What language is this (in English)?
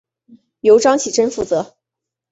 Chinese